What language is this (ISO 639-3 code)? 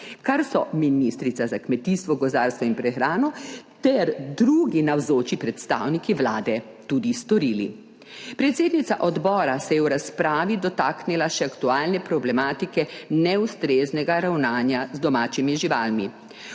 slv